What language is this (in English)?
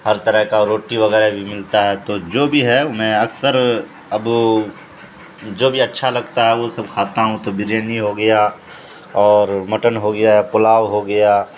Urdu